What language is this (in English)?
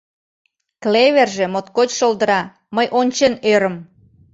Mari